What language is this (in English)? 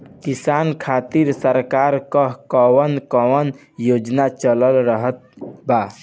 Bhojpuri